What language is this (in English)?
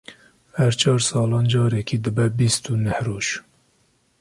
Kurdish